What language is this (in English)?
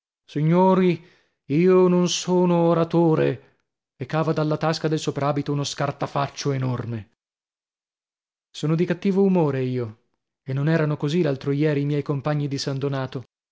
Italian